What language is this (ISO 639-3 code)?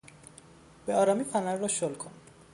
fas